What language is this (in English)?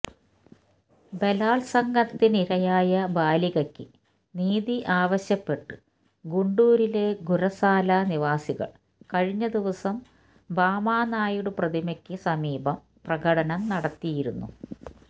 Malayalam